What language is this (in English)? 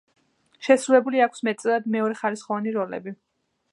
Georgian